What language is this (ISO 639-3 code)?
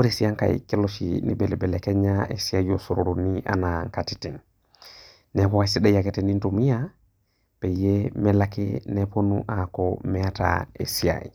mas